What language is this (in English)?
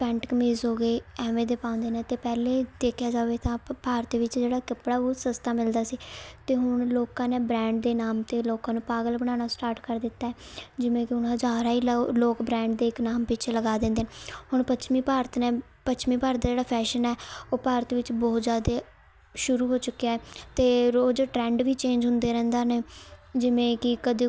Punjabi